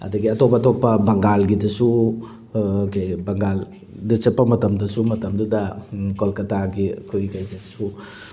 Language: Manipuri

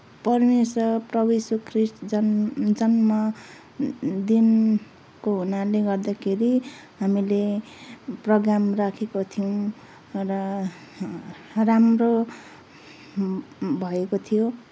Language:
Nepali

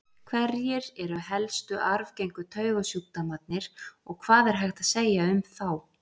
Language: Icelandic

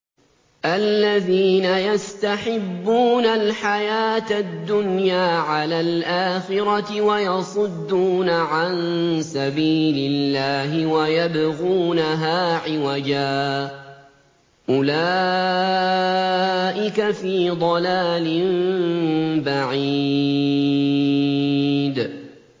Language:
Arabic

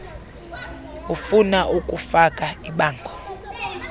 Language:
Xhosa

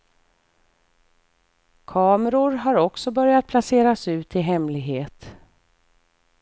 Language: Swedish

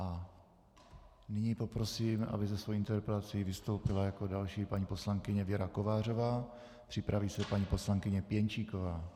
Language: Czech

